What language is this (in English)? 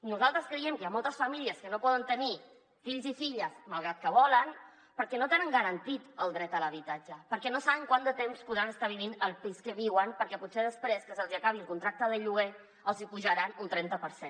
Catalan